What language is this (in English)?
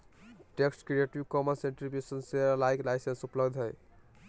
Magahi